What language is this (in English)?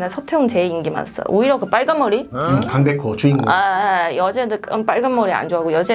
Korean